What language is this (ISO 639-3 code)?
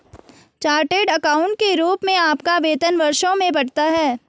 hin